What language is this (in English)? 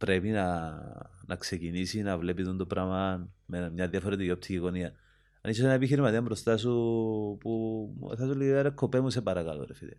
Greek